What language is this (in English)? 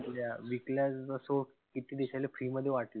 Marathi